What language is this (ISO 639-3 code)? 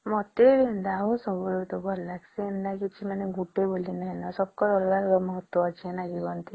ori